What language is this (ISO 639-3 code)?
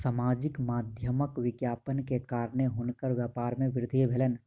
mai